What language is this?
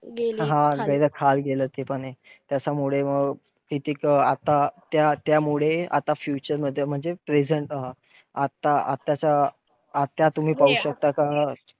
Marathi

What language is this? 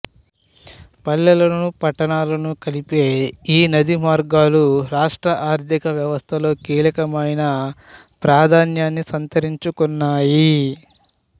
Telugu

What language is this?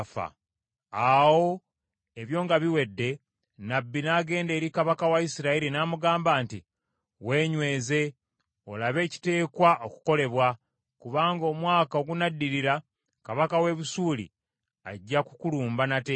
Ganda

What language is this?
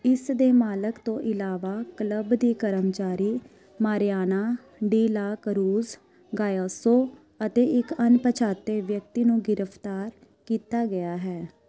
Punjabi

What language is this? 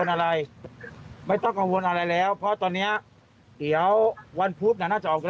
Thai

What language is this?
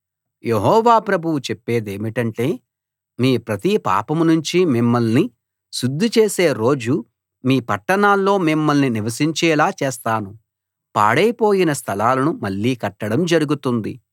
Telugu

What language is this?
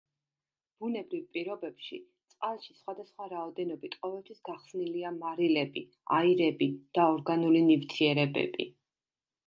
Georgian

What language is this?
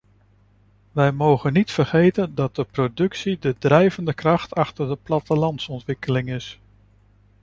Dutch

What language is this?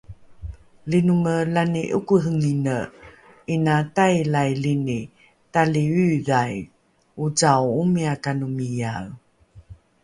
Rukai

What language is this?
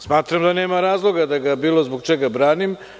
Serbian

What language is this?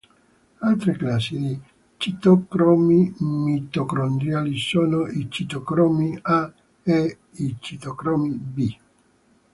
Italian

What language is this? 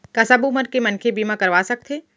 Chhattisgarhi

